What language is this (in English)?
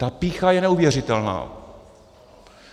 Czech